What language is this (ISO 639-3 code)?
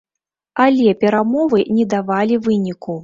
bel